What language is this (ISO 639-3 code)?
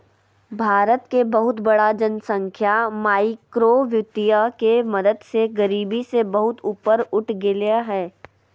mag